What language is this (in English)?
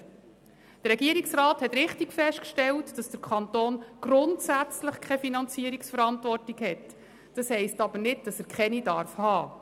Swiss German